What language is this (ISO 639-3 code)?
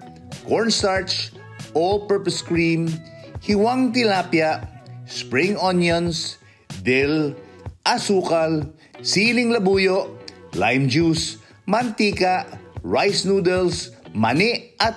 fil